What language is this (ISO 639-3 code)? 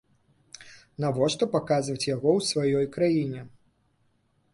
bel